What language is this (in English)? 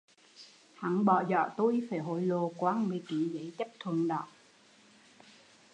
Vietnamese